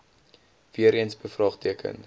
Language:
Afrikaans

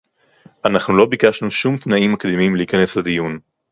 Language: Hebrew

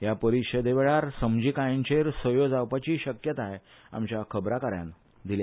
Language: Konkani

